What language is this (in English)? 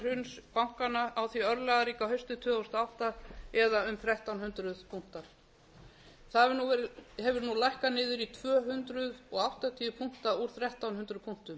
Icelandic